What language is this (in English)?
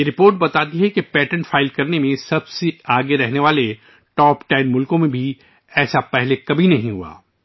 Urdu